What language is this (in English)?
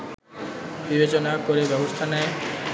Bangla